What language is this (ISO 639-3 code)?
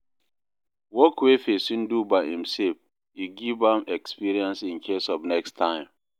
pcm